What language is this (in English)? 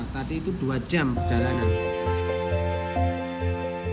Indonesian